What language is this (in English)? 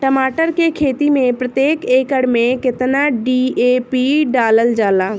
Bhojpuri